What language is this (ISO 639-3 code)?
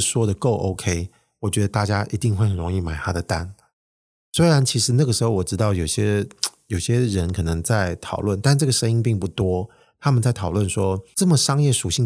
zho